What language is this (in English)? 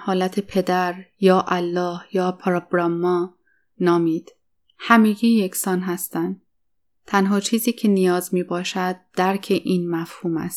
Persian